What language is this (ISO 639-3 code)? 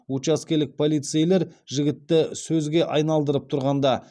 kaz